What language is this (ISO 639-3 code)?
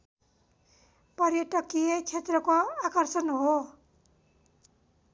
nep